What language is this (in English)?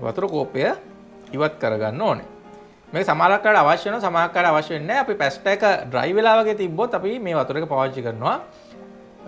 Indonesian